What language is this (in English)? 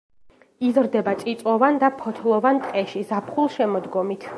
Georgian